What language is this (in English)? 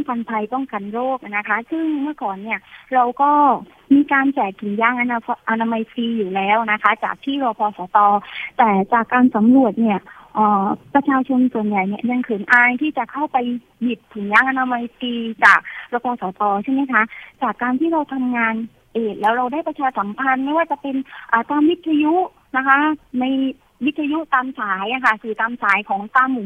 Thai